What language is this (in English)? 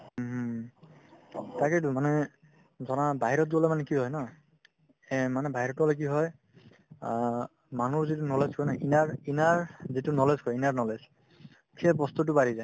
Assamese